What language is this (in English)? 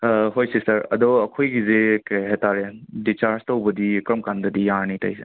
Manipuri